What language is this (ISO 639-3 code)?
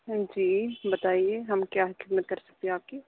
urd